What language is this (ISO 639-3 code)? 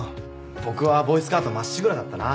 jpn